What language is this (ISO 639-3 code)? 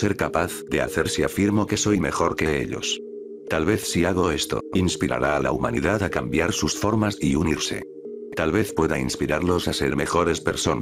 spa